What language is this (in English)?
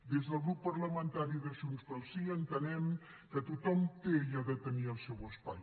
Catalan